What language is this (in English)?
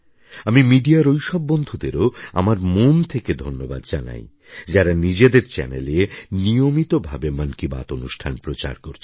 Bangla